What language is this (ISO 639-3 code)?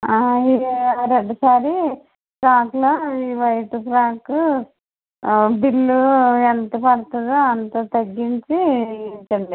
tel